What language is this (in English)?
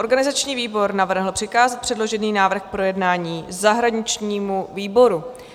Czech